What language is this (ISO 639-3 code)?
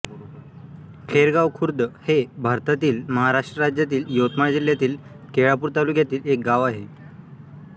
mar